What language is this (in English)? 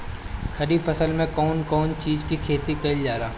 Bhojpuri